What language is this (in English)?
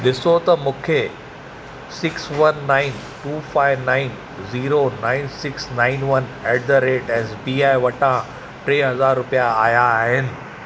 Sindhi